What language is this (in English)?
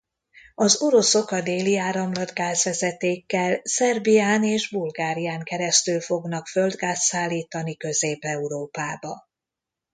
Hungarian